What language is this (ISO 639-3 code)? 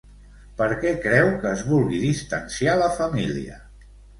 cat